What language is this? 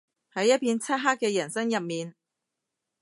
Cantonese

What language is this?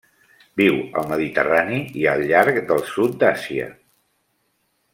Catalan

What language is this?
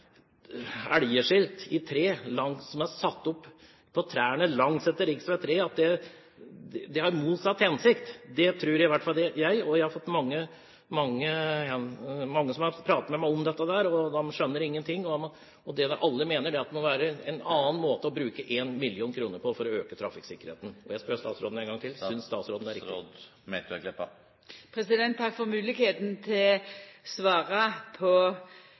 Norwegian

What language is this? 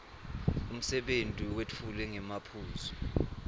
Swati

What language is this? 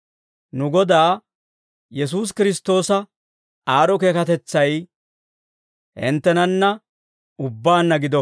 Dawro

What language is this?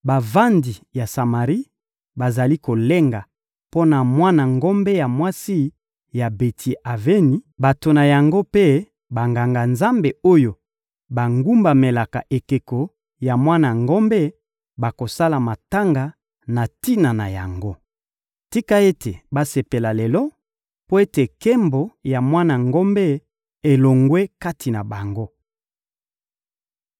Lingala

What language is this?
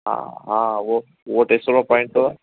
Sindhi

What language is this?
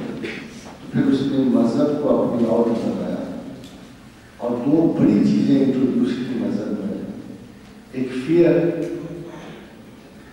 Turkish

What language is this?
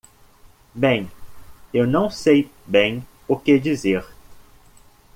Portuguese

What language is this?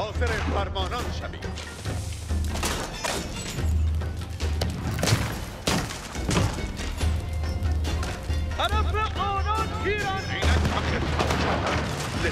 Persian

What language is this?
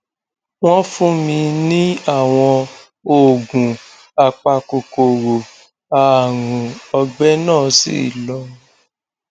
Yoruba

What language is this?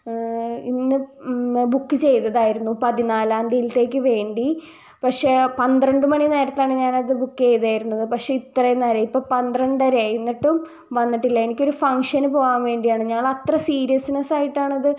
Malayalam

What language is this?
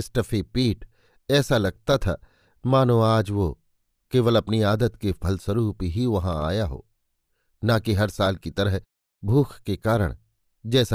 Hindi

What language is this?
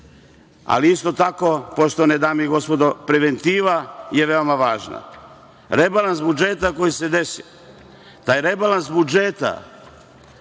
Serbian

